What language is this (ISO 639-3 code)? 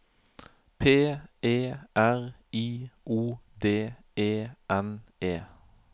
nor